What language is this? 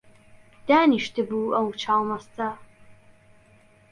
Central Kurdish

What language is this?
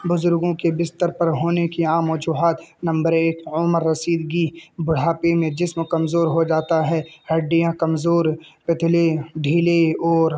Urdu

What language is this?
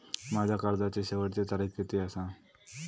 Marathi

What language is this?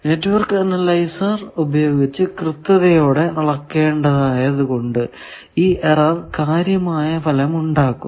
Malayalam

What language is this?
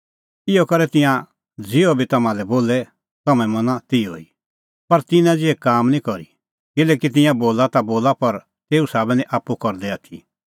Kullu Pahari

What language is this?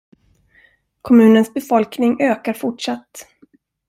Swedish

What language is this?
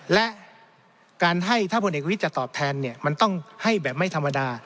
Thai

